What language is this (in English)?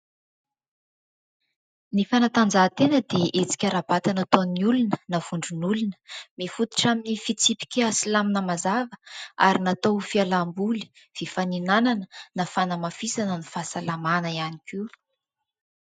Malagasy